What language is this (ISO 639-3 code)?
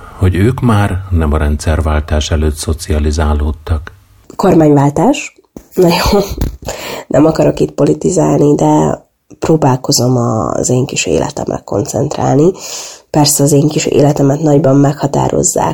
hun